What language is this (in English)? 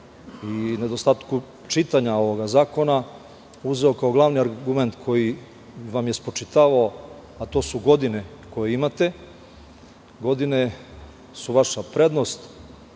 Serbian